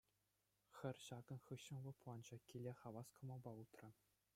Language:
Chuvash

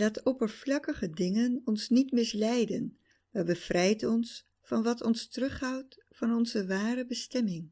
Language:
Dutch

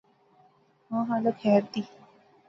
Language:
Pahari-Potwari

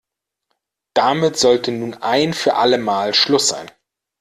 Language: German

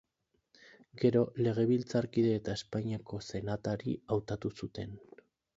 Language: Basque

